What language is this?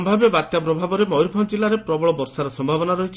Odia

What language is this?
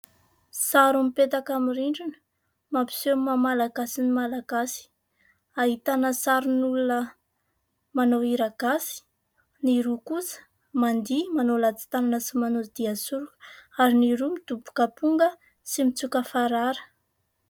Malagasy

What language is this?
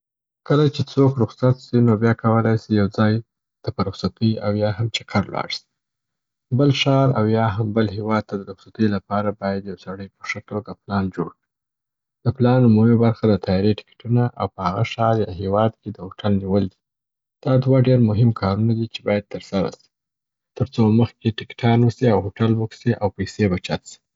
Southern Pashto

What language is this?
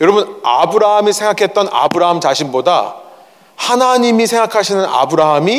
Korean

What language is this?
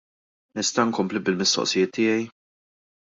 Maltese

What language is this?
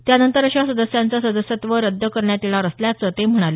Marathi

